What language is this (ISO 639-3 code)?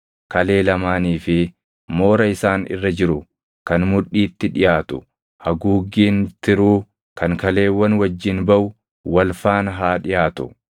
orm